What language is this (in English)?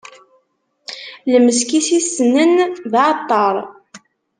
Kabyle